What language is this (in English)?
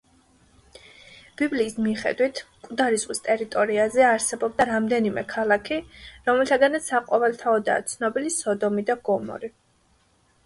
Georgian